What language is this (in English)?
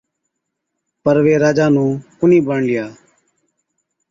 Od